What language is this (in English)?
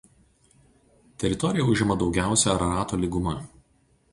Lithuanian